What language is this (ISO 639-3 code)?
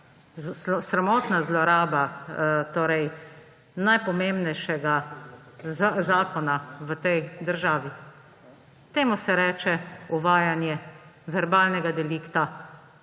slv